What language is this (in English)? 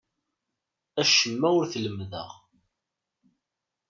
Kabyle